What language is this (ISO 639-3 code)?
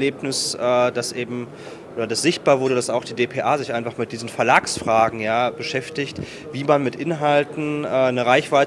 deu